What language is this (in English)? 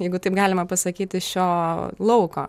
Lithuanian